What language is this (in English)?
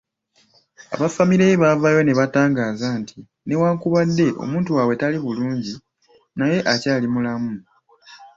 Ganda